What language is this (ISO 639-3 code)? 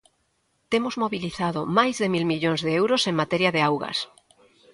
glg